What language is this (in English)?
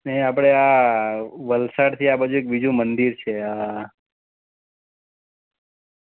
Gujarati